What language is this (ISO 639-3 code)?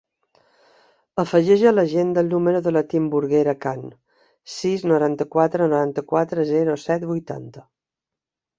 cat